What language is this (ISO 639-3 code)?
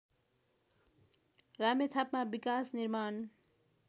nep